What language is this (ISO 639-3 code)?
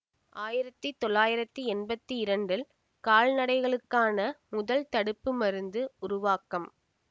tam